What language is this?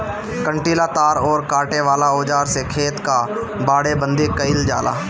Bhojpuri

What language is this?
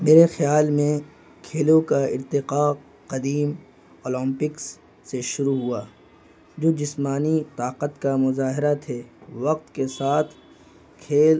Urdu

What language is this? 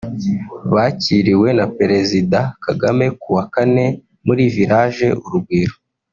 Kinyarwanda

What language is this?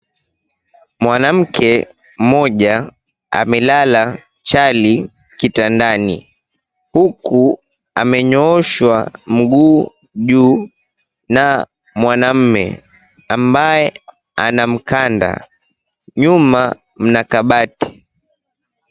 Swahili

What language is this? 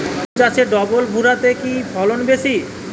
Bangla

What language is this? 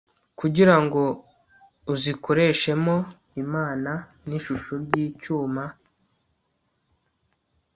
Kinyarwanda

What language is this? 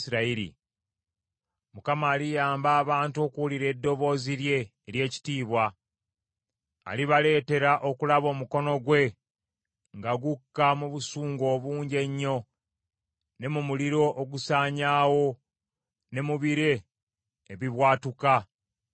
Ganda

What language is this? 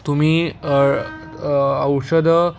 Marathi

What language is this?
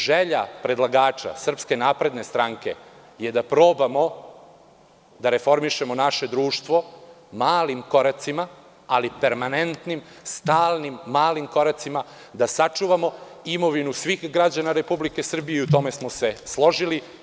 Serbian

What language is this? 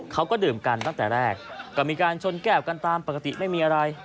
Thai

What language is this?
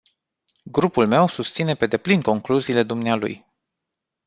Romanian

